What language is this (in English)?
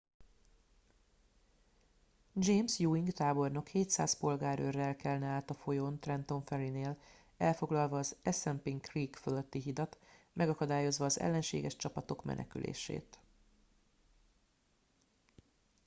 Hungarian